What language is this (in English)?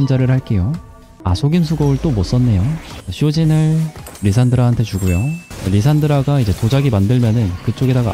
Korean